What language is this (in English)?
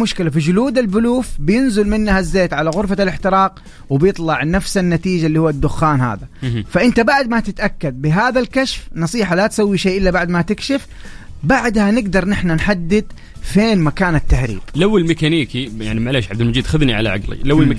Arabic